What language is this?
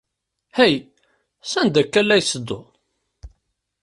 Kabyle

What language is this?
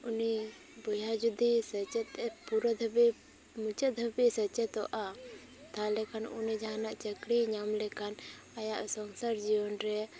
Santali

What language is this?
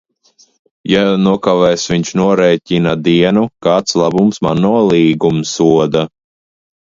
Latvian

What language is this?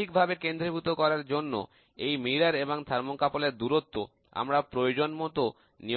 Bangla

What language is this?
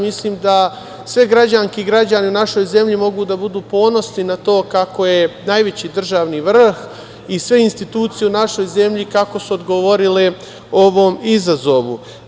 Serbian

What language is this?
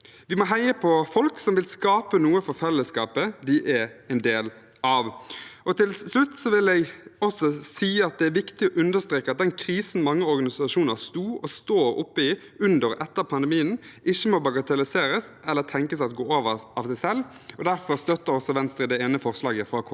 Norwegian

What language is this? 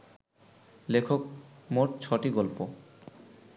Bangla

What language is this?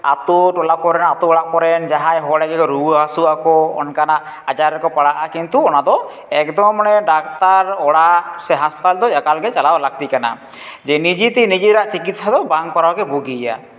Santali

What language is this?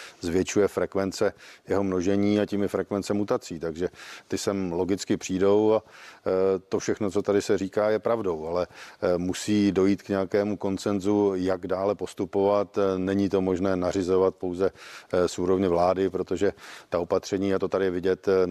Czech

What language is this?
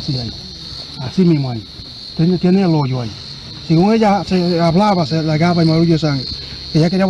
Spanish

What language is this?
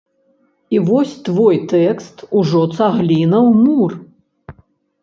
Belarusian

